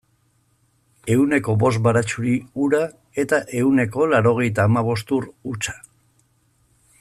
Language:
Basque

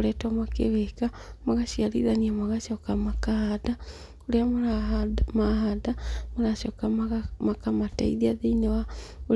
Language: Kikuyu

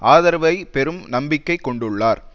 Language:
Tamil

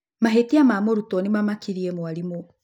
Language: Kikuyu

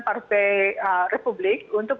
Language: Indonesian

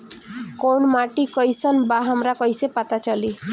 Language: Bhojpuri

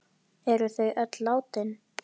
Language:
Icelandic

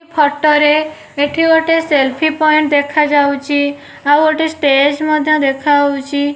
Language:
Odia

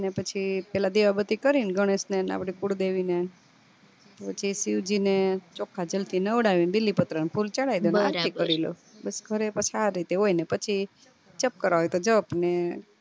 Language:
Gujarati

